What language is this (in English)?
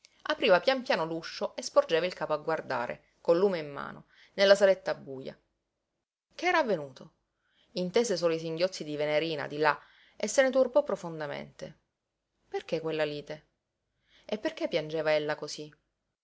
Italian